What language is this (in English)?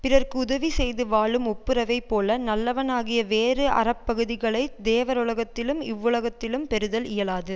Tamil